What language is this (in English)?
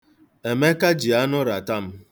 Igbo